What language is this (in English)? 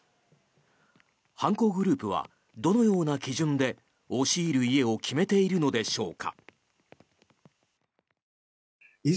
Japanese